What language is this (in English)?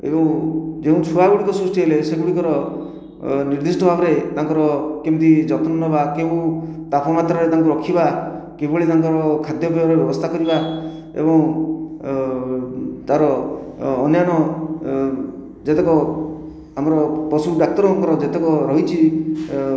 Odia